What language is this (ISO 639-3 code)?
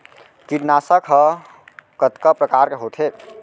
hne